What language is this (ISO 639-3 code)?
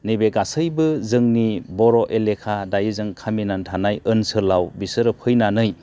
brx